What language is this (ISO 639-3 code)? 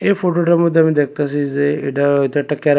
ben